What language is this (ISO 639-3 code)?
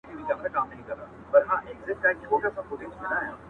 pus